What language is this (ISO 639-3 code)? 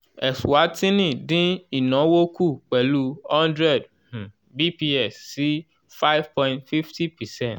yor